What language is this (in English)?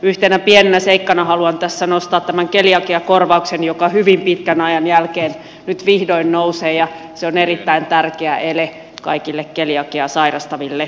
Finnish